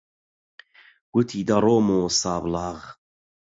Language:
Central Kurdish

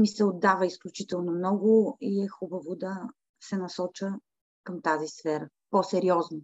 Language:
Bulgarian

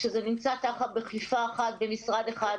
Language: Hebrew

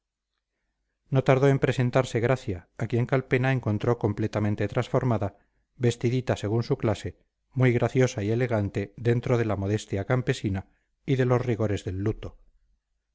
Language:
Spanish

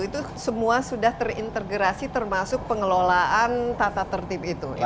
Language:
Indonesian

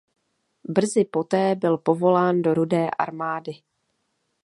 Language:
Czech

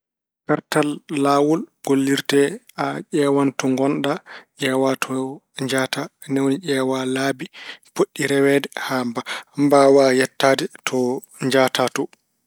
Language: Fula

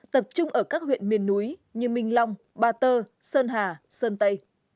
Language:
Vietnamese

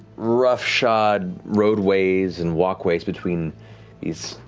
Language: English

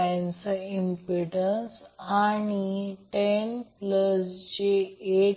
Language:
Marathi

